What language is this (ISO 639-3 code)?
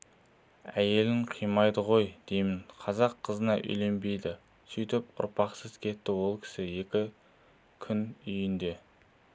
kaz